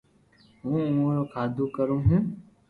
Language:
Loarki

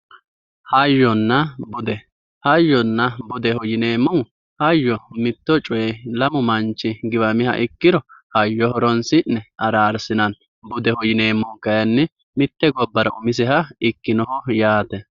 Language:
Sidamo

